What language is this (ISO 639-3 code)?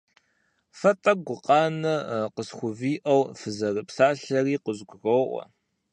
kbd